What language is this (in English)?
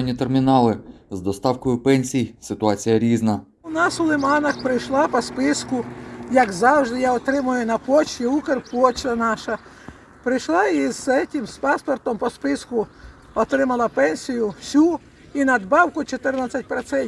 Ukrainian